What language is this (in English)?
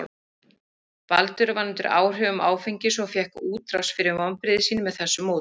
Icelandic